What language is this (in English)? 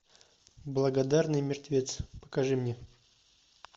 Russian